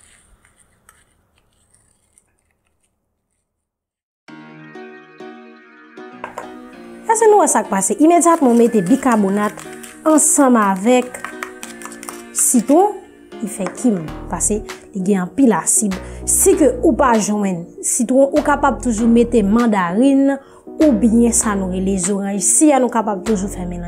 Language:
French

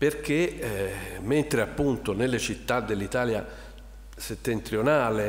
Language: Italian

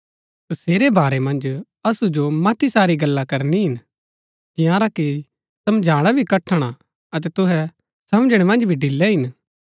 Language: Gaddi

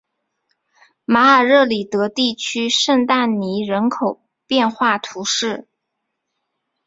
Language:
Chinese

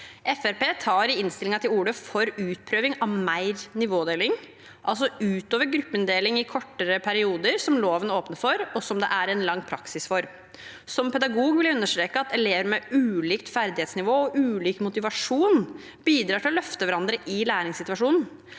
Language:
Norwegian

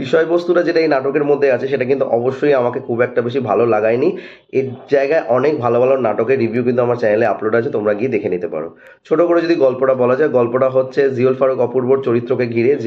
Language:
Bangla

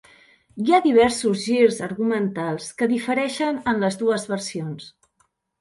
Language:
Catalan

